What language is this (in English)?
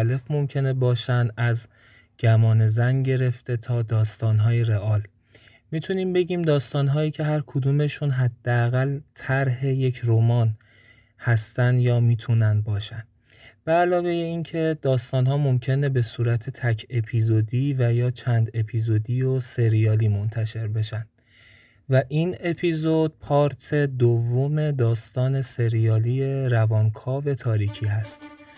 Persian